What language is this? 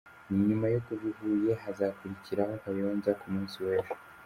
Kinyarwanda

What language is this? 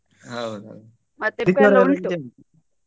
Kannada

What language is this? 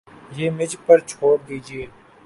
Urdu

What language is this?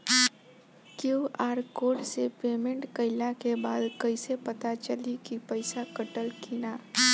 Bhojpuri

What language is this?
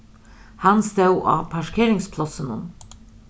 Faroese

